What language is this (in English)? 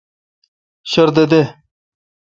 Kalkoti